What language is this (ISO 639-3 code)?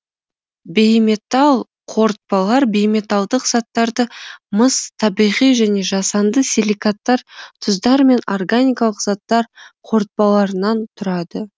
kaz